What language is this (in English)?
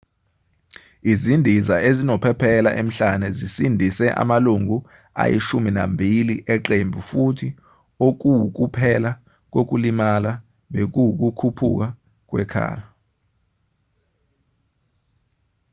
Zulu